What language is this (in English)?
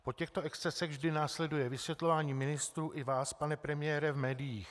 Czech